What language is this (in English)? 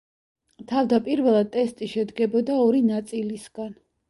Georgian